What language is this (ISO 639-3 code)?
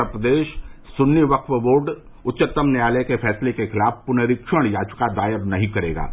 hin